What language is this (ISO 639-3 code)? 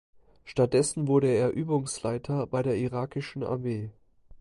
deu